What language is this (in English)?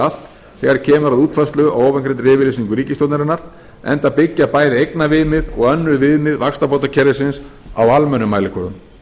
Icelandic